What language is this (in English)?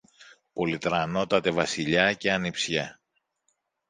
Greek